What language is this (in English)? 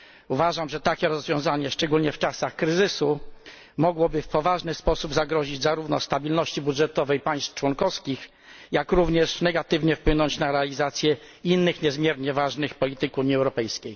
Polish